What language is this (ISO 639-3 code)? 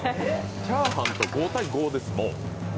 jpn